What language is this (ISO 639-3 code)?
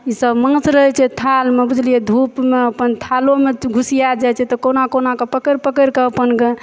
mai